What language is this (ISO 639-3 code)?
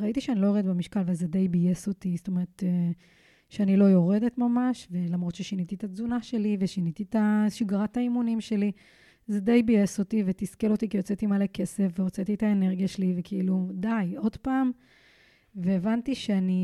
heb